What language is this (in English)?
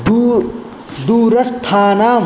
Sanskrit